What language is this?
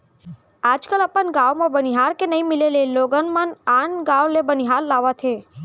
Chhattisgarhi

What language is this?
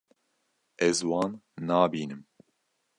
Kurdish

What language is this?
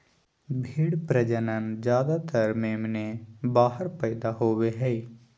Magahi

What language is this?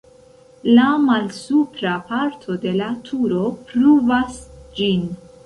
Esperanto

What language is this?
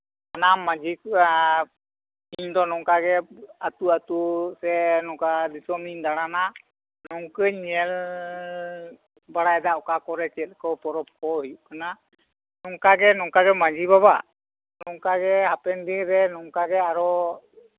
Santali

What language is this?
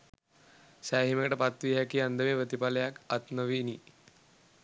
Sinhala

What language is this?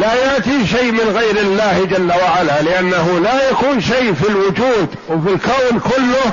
Arabic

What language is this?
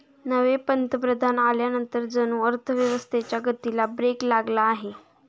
Marathi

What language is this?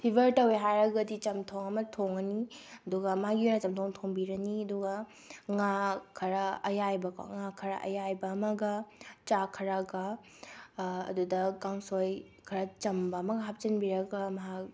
Manipuri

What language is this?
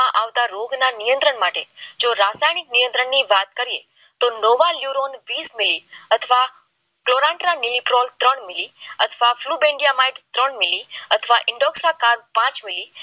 Gujarati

